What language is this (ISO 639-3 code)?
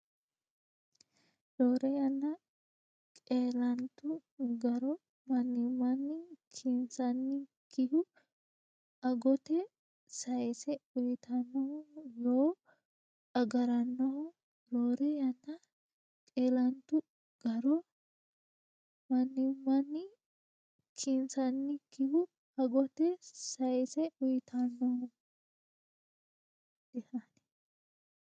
sid